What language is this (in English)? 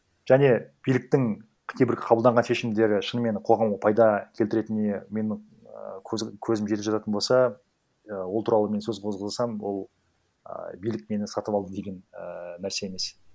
Kazakh